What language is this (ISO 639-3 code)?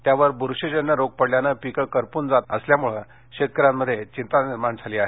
mar